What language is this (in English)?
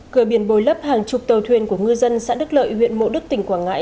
Vietnamese